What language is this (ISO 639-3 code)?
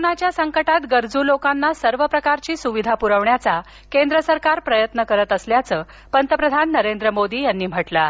mar